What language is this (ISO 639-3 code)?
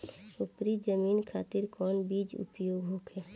bho